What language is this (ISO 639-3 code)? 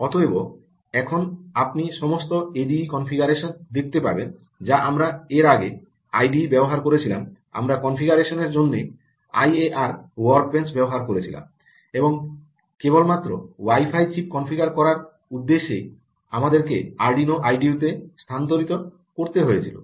ben